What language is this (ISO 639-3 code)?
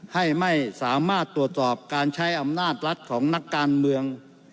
tha